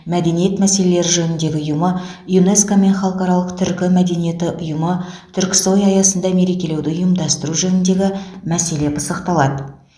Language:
Kazakh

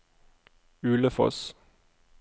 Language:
Norwegian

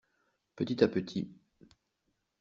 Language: French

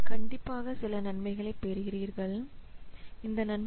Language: Tamil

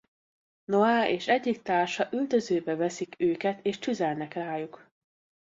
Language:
Hungarian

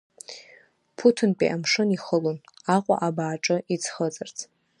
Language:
Abkhazian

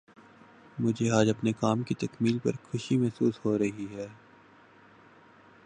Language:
Urdu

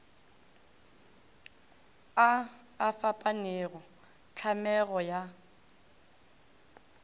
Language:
Northern Sotho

